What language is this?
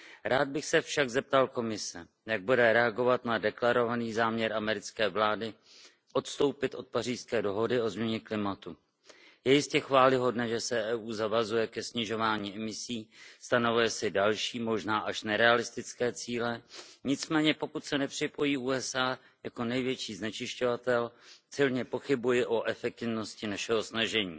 Czech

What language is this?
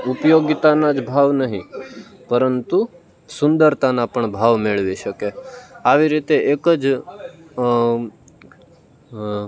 Gujarati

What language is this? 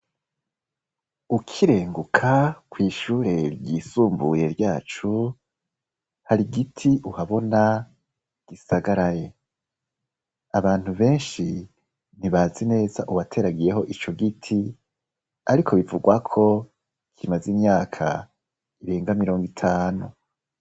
Rundi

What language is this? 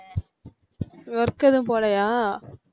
Tamil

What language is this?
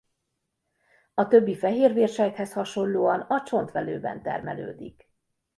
Hungarian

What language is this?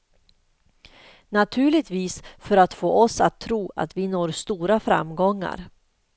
Swedish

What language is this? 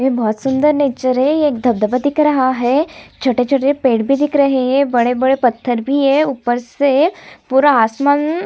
Hindi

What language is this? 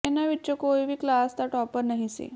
Punjabi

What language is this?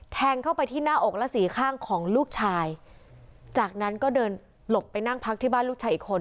Thai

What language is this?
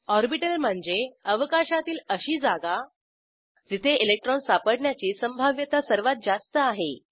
Marathi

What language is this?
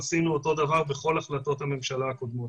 Hebrew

